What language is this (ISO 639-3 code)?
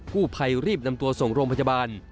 tha